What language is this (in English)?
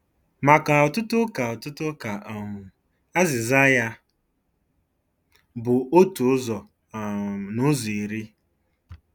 Igbo